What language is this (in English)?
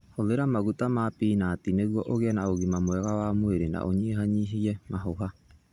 Kikuyu